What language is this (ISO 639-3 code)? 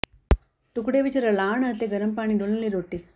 pan